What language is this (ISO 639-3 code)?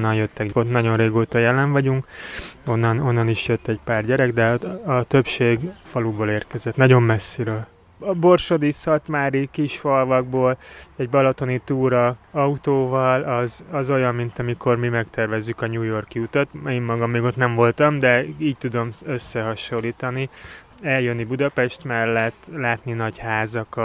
hun